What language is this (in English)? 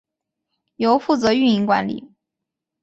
Chinese